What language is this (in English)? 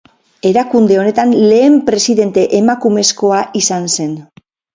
Basque